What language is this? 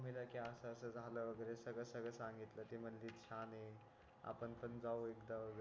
Marathi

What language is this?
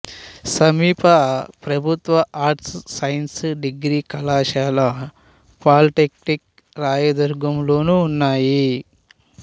Telugu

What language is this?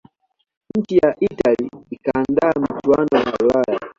Swahili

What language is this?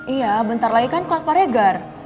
Indonesian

